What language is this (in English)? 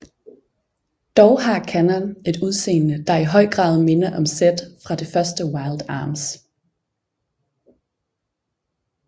Danish